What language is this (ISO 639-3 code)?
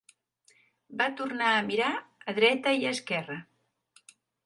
cat